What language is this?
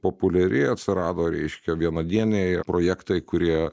Lithuanian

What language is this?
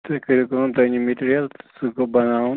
Kashmiri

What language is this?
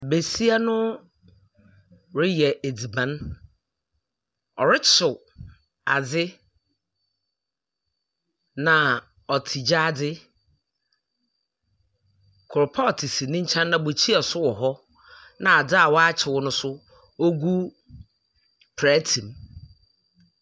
Akan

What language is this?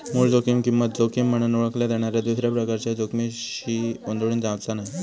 Marathi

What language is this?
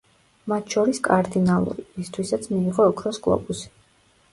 Georgian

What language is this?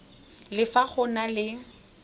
Tswana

